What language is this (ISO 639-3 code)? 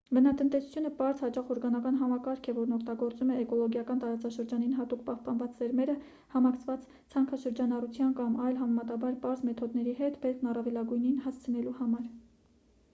hye